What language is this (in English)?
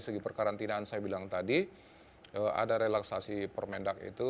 Indonesian